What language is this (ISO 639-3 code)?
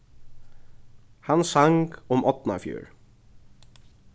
fao